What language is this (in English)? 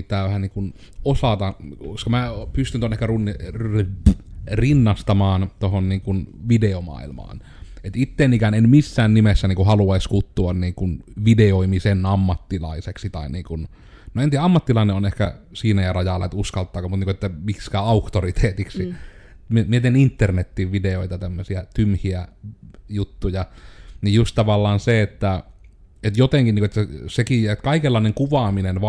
Finnish